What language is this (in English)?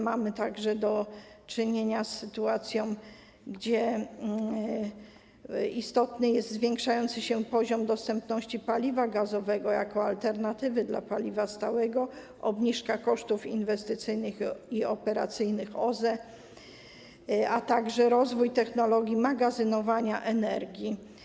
Polish